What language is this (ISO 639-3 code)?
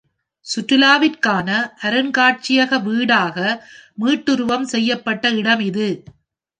tam